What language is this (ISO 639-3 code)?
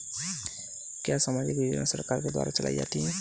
hin